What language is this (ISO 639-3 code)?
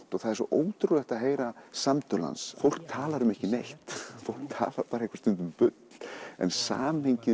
isl